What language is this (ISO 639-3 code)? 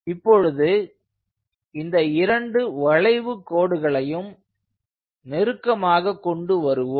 tam